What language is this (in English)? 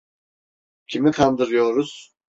Turkish